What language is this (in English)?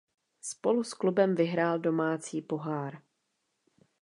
Czech